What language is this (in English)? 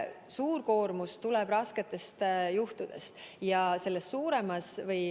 Estonian